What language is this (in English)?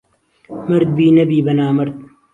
Central Kurdish